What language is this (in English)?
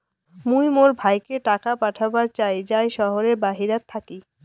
Bangla